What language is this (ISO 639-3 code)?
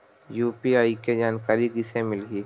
hne